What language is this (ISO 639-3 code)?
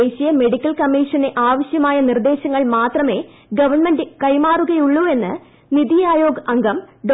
mal